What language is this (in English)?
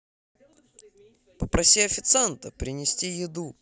Russian